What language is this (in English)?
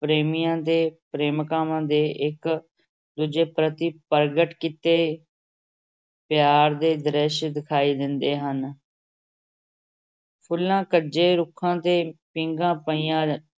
Punjabi